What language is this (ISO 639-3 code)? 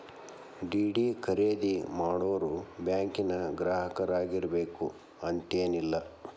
kan